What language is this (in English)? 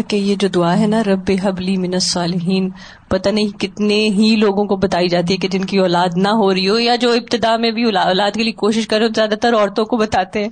Urdu